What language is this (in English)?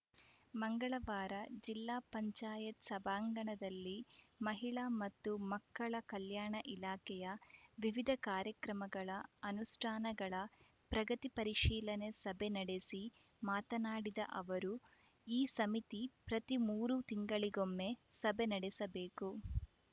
Kannada